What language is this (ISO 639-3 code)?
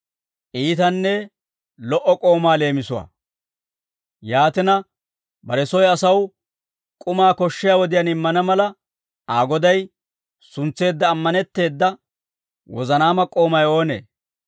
dwr